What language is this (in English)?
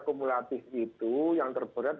Indonesian